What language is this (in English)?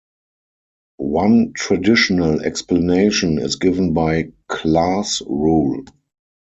English